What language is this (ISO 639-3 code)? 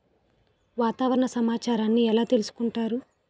tel